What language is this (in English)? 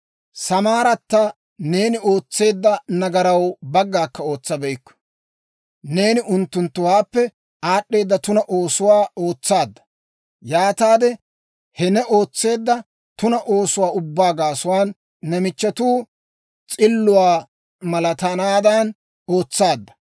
Dawro